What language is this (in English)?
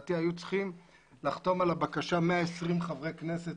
Hebrew